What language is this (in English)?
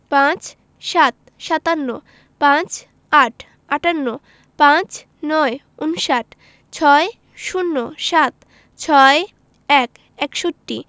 Bangla